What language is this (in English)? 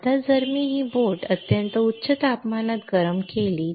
Marathi